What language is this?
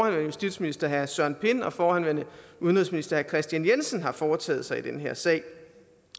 Danish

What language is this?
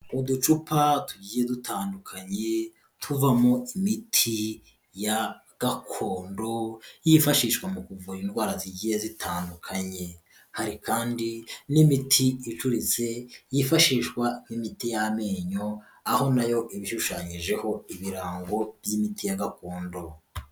Kinyarwanda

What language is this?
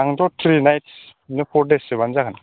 Bodo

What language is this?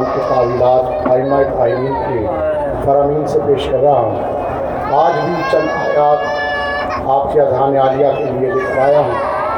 Urdu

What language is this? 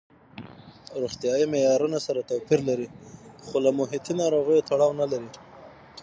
Pashto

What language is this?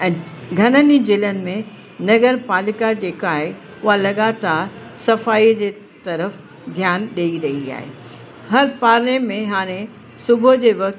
Sindhi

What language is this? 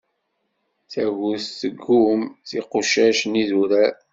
Kabyle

